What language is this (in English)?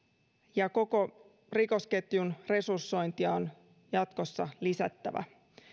Finnish